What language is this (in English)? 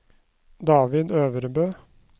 Norwegian